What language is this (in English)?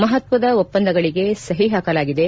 Kannada